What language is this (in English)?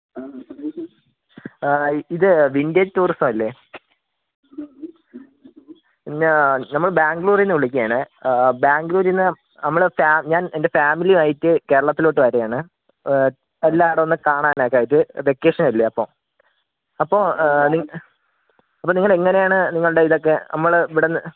Malayalam